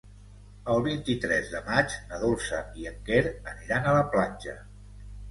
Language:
Catalan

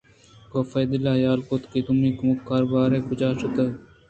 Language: Eastern Balochi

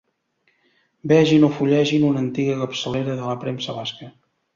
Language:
Catalan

